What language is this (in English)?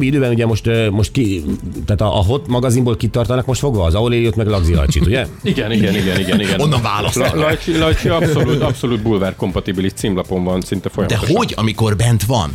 Hungarian